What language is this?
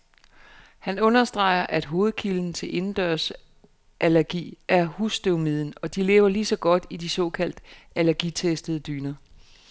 Danish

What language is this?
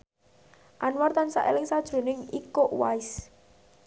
Javanese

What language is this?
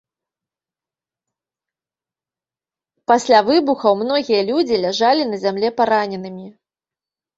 Belarusian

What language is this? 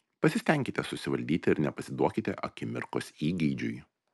Lithuanian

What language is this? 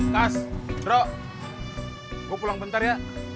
Indonesian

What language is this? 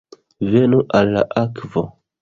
Esperanto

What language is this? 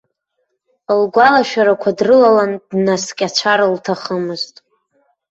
Abkhazian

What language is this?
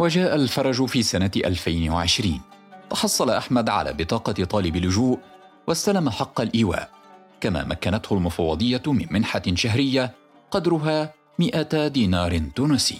Arabic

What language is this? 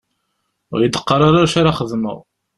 Kabyle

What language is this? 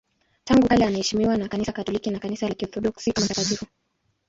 Swahili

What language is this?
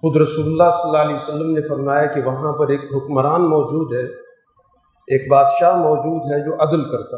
Urdu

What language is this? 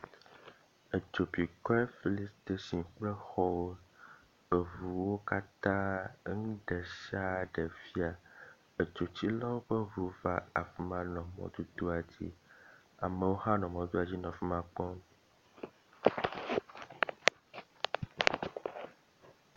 Ewe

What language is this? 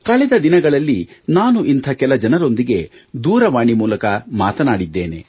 Kannada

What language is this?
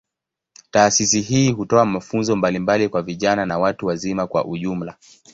Swahili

